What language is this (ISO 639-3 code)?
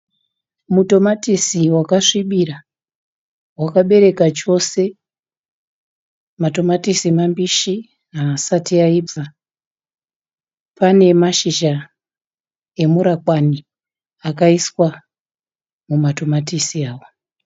sna